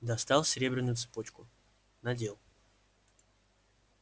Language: Russian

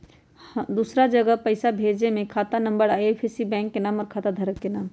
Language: Magahi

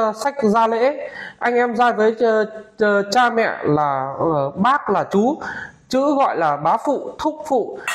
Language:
Vietnamese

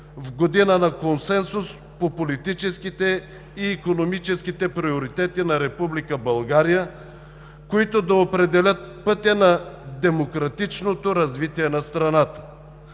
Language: Bulgarian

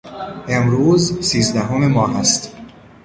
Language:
Persian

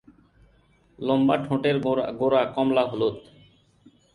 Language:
Bangla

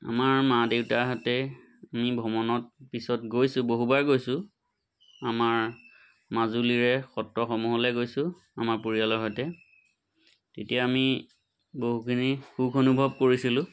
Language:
Assamese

